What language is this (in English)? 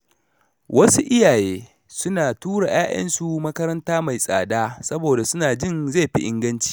Hausa